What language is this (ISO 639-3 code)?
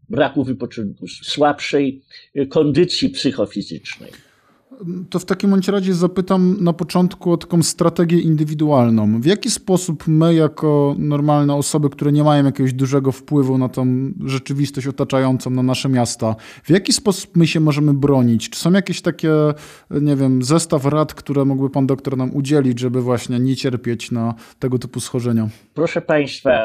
pol